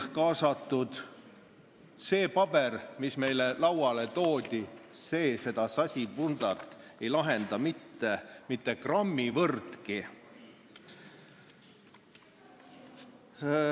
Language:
Estonian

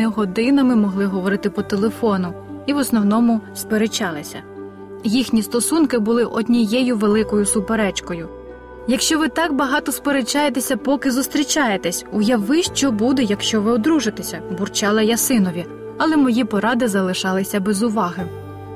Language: Ukrainian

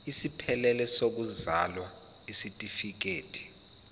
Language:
Zulu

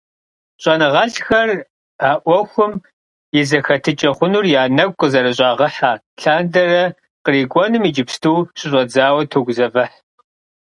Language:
Kabardian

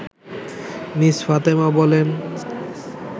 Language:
Bangla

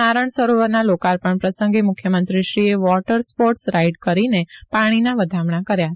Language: Gujarati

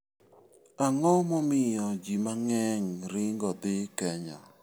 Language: Luo (Kenya and Tanzania)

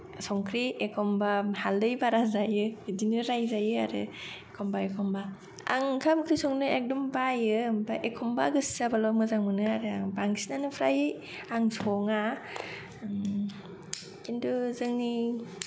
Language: Bodo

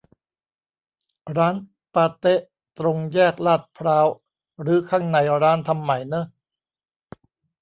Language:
Thai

